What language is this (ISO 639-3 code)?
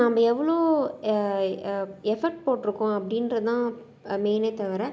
tam